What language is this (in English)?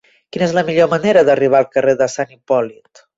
Catalan